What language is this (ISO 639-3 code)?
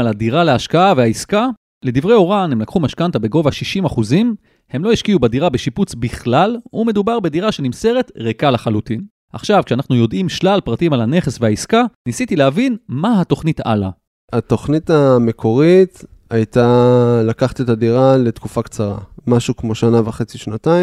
heb